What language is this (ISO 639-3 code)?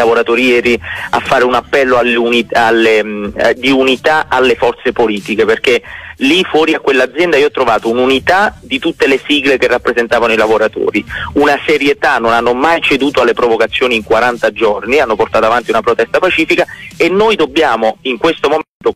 ita